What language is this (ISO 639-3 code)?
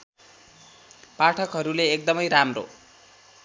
nep